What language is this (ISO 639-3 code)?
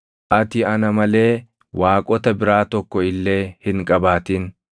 orm